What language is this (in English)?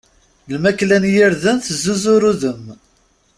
Kabyle